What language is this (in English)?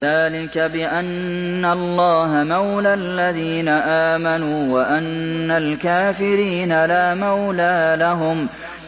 Arabic